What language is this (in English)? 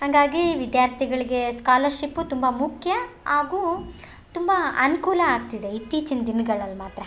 Kannada